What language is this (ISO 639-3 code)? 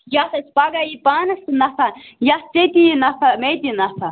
kas